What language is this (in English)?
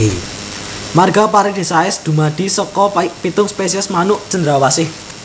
Javanese